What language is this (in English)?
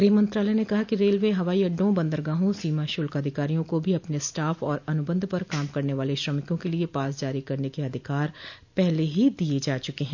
Hindi